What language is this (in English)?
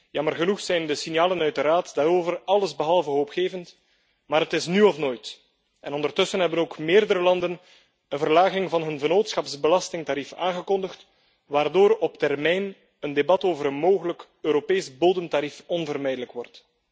Dutch